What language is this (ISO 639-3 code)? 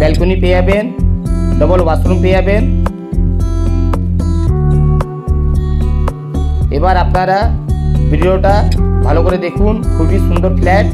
hin